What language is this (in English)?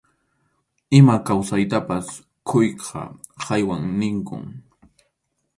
Arequipa-La Unión Quechua